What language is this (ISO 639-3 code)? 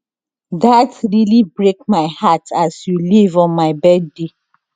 pcm